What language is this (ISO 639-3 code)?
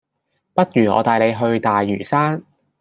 yue